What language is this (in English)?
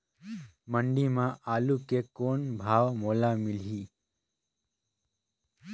Chhattisgarhi